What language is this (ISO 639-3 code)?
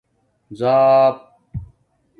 dmk